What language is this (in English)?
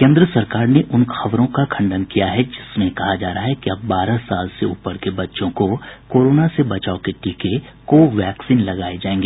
Hindi